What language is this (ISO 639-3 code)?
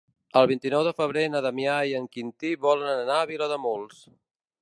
cat